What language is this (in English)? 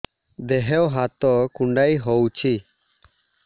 Odia